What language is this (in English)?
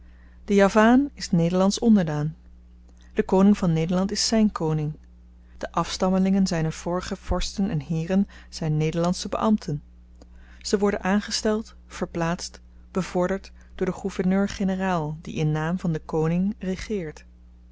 Dutch